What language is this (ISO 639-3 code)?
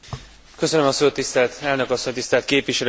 hun